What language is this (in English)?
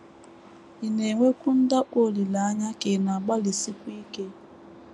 Igbo